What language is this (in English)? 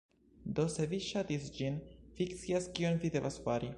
Esperanto